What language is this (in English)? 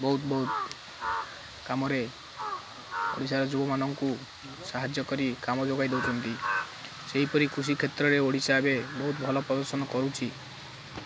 Odia